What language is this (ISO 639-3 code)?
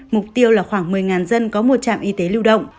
vie